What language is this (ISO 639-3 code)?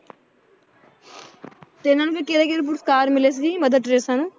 pan